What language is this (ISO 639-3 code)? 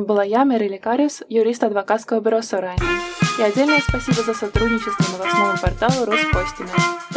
rus